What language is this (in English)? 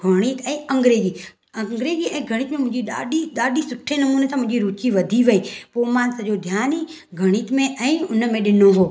Sindhi